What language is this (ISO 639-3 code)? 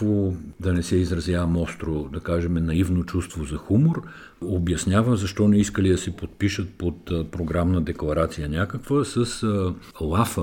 bul